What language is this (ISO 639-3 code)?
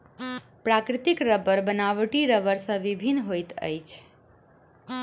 mai